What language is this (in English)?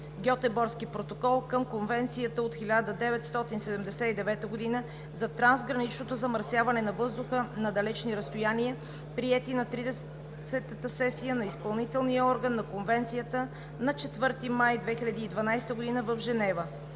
Bulgarian